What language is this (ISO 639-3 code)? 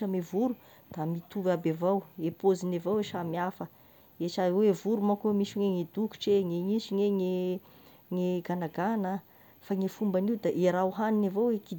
tkg